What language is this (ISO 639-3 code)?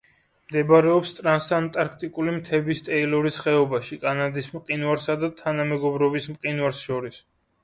kat